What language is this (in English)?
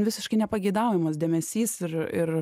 Lithuanian